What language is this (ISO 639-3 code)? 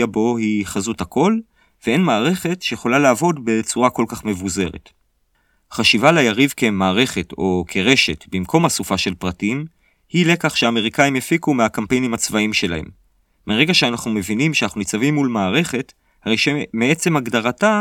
heb